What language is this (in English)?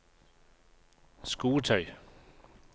Norwegian